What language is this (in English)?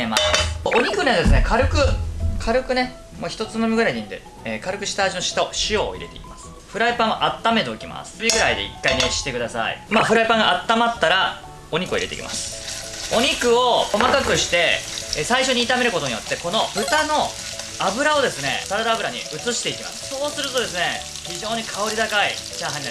Japanese